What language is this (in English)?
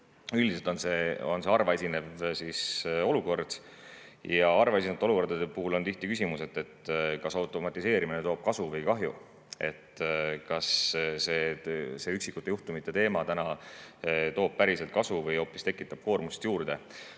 Estonian